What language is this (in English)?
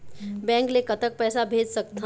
Chhattisgarhi